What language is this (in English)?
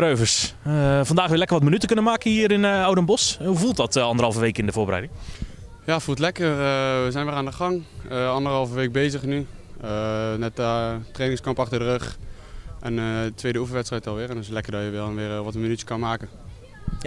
Dutch